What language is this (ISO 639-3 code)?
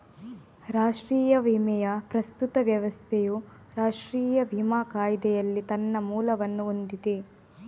kan